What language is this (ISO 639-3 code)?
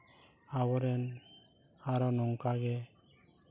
sat